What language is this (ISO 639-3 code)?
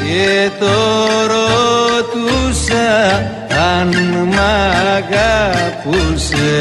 ell